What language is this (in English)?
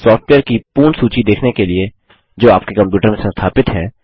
Hindi